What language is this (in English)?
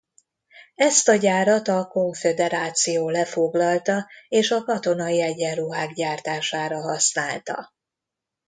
Hungarian